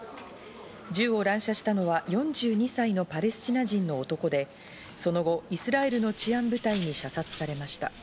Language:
Japanese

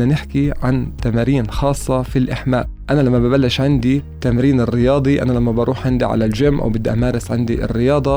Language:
Arabic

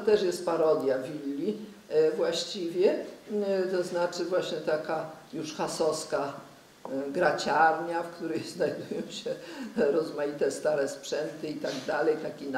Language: Polish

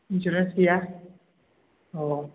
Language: Bodo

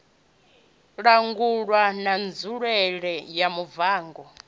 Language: Venda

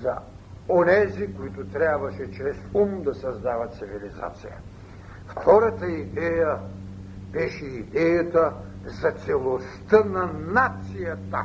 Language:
Bulgarian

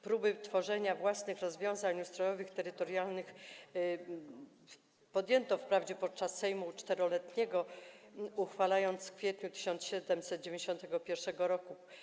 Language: Polish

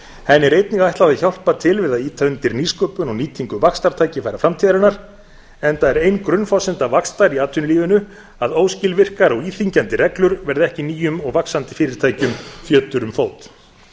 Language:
Icelandic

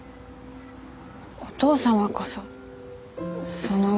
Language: Japanese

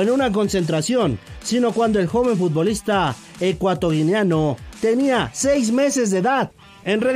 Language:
Spanish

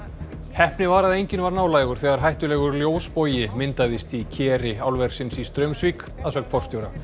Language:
Icelandic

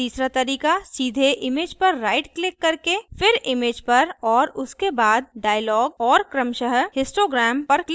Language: Hindi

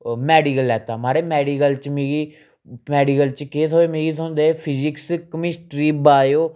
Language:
Dogri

